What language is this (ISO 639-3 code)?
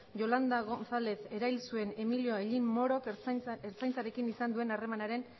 eus